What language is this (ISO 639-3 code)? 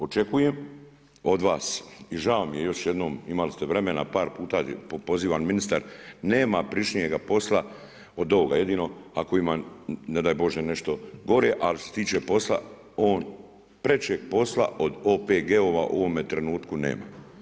hrv